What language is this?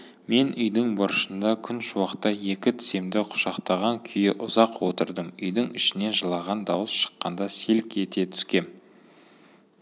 Kazakh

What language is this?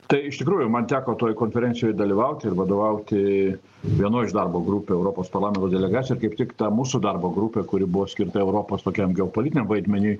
Lithuanian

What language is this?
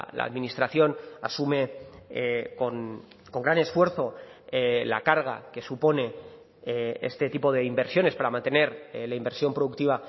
Spanish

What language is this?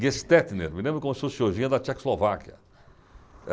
Portuguese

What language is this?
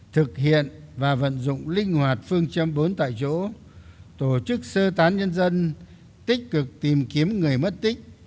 Vietnamese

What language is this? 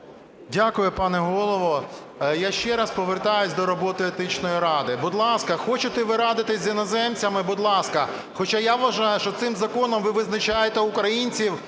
Ukrainian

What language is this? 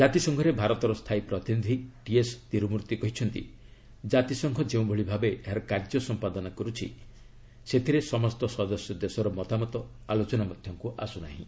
Odia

